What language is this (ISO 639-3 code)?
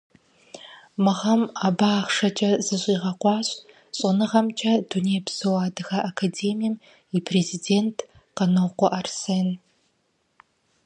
kbd